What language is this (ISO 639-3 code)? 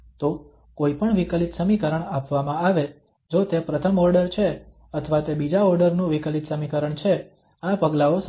guj